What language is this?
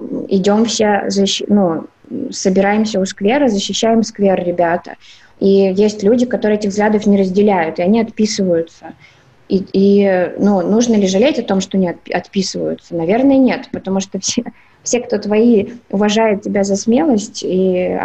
Russian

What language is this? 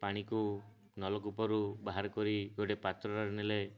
Odia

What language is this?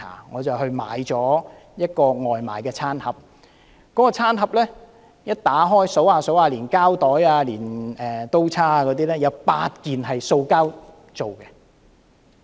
Cantonese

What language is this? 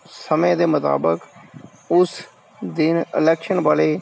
Punjabi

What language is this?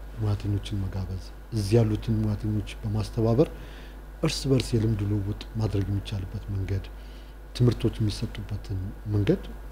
Turkish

